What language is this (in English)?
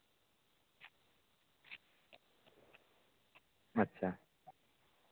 Santali